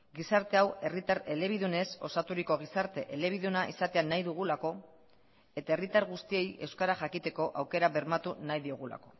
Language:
Basque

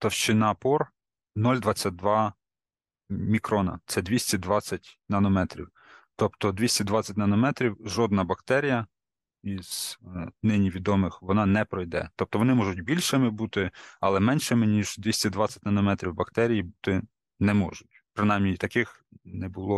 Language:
Ukrainian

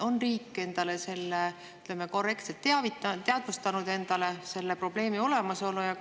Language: Estonian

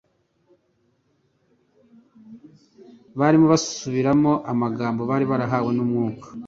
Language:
Kinyarwanda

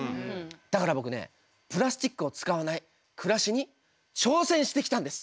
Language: Japanese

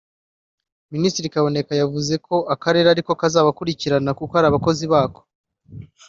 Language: Kinyarwanda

